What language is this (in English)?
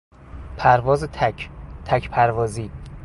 Persian